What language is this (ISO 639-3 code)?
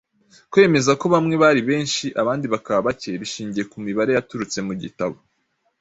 kin